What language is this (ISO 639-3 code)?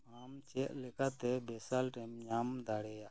sat